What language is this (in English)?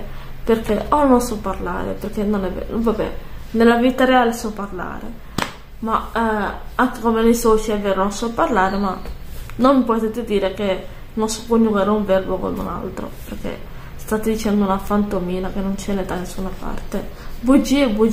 Italian